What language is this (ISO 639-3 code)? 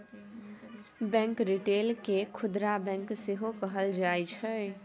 mai